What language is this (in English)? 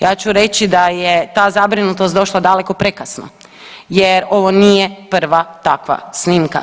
Croatian